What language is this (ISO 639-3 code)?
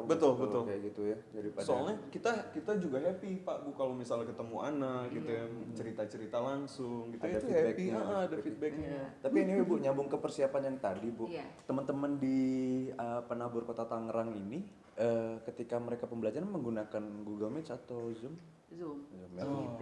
ind